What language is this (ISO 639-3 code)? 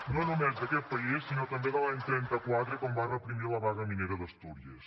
cat